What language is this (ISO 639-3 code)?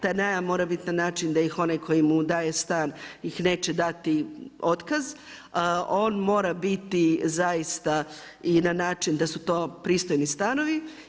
hrv